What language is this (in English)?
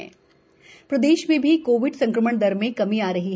Hindi